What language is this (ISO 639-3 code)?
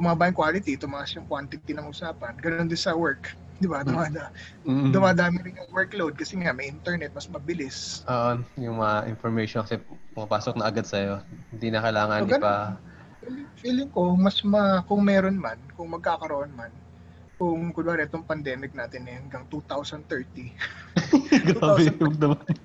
fil